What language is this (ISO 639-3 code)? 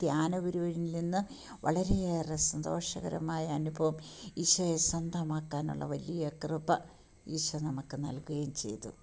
mal